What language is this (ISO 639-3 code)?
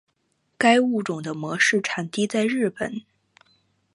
zho